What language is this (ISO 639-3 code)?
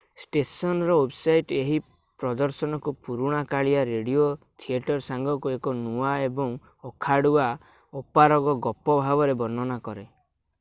ori